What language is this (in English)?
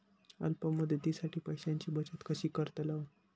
Marathi